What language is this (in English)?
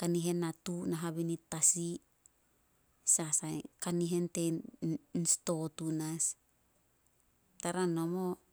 Solos